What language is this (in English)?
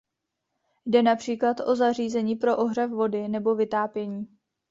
Czech